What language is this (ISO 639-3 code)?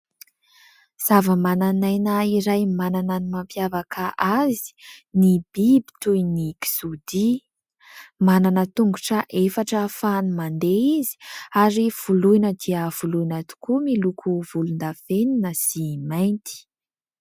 mlg